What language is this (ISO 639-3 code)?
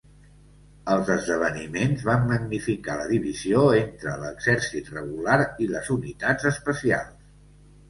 cat